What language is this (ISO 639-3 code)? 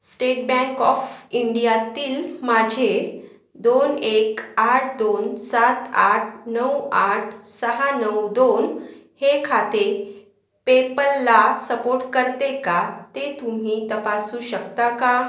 mar